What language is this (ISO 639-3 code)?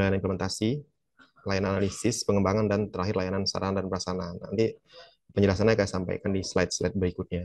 ind